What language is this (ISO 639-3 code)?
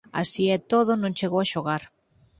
glg